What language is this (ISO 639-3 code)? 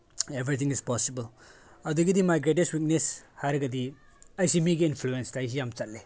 mni